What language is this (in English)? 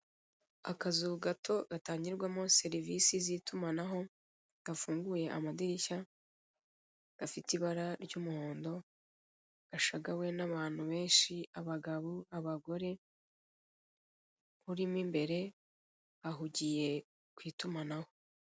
Kinyarwanda